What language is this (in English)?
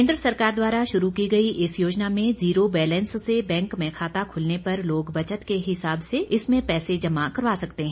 Hindi